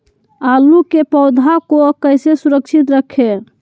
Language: Magahi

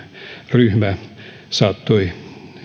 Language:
Finnish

